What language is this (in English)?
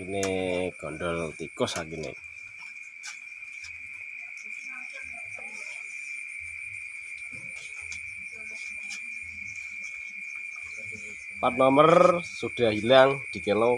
Indonesian